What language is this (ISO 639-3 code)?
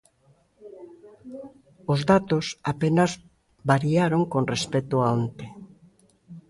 glg